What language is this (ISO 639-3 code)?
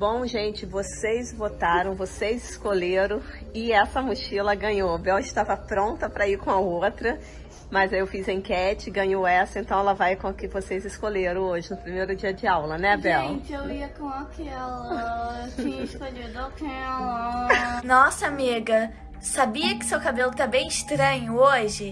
por